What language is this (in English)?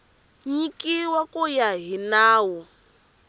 Tsonga